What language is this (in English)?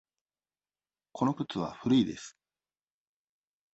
Japanese